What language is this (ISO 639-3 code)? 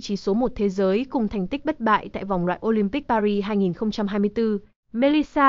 vie